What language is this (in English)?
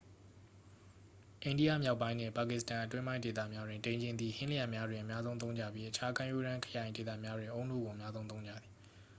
Burmese